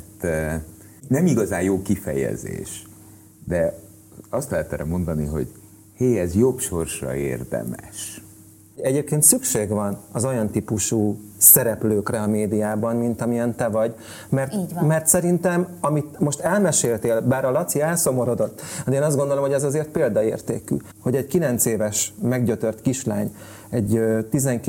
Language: Hungarian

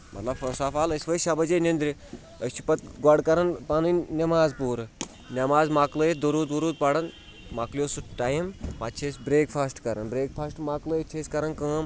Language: Kashmiri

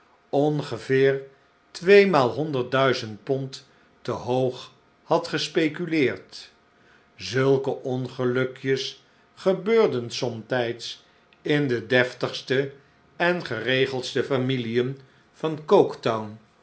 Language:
Dutch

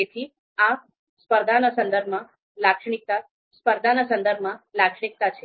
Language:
Gujarati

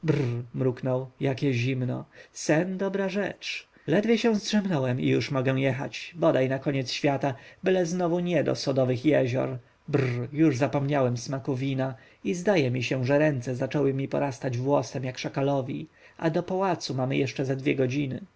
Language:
Polish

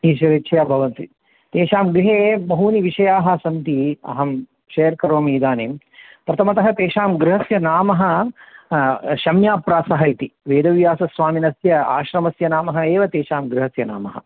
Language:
Sanskrit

